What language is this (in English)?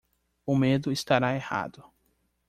Portuguese